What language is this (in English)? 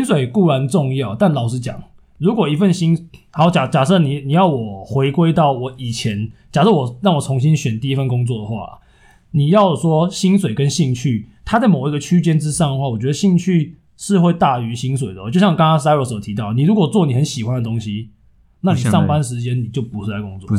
Chinese